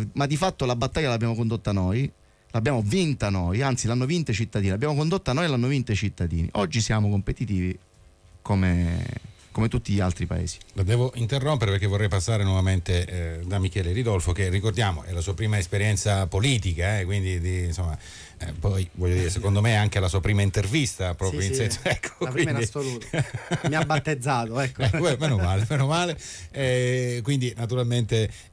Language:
Italian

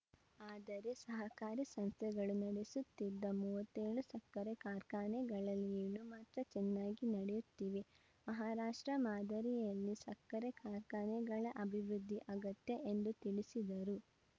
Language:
Kannada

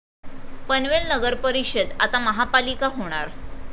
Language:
Marathi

